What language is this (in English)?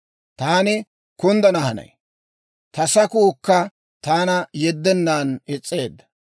Dawro